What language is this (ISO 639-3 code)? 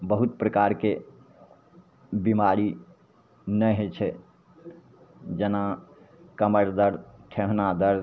mai